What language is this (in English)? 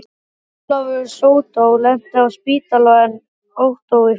Icelandic